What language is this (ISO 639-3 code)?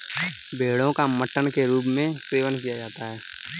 hin